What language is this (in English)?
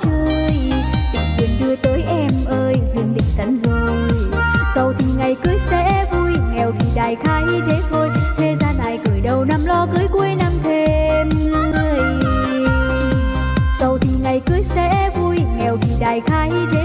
Vietnamese